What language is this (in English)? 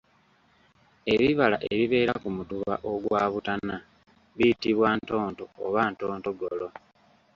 Ganda